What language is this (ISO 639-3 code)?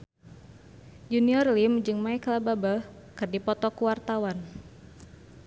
sun